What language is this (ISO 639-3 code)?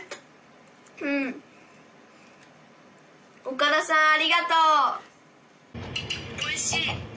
jpn